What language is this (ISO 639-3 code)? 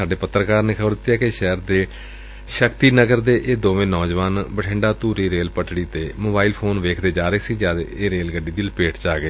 pan